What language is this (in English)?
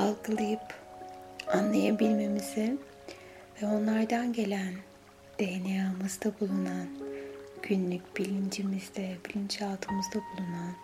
Turkish